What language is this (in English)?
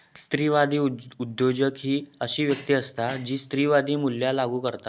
Marathi